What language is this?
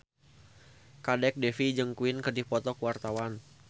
Sundanese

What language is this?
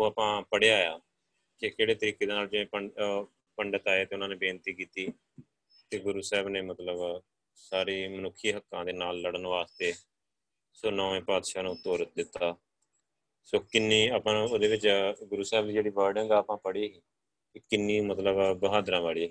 Punjabi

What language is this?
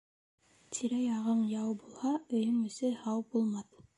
Bashkir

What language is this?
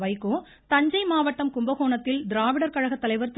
Tamil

